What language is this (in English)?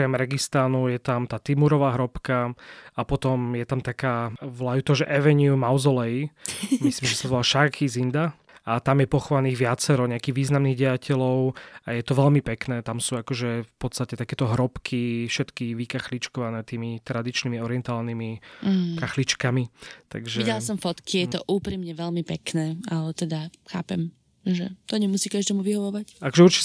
Slovak